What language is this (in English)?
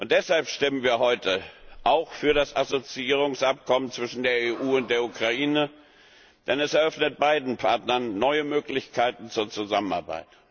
German